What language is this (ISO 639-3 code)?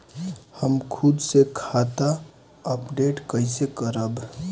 bho